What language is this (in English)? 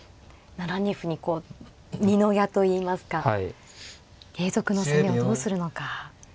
Japanese